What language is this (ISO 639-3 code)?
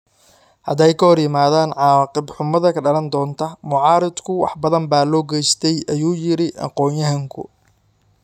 som